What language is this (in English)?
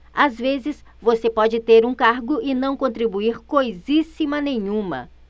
Portuguese